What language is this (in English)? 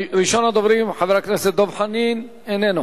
Hebrew